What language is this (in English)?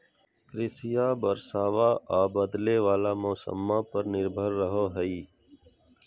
Magahi